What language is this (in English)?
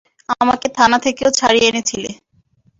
Bangla